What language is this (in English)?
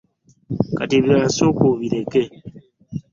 Ganda